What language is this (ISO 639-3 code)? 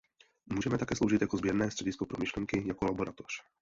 ces